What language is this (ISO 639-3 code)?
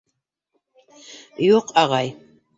bak